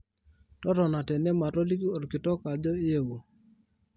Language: Masai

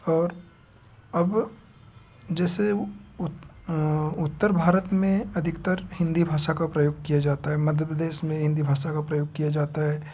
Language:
Hindi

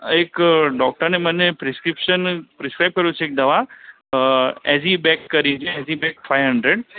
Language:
Gujarati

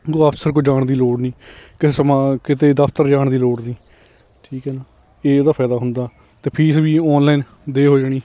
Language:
Punjabi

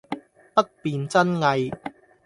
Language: Cantonese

